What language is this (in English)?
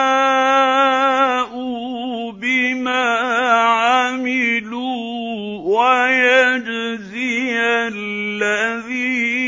Arabic